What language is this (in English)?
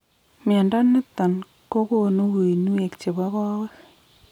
Kalenjin